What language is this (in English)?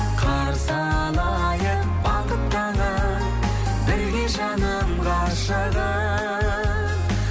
Kazakh